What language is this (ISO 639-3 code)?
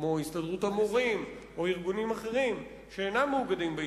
heb